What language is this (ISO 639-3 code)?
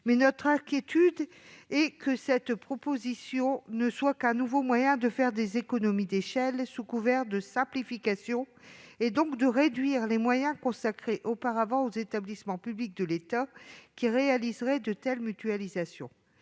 fra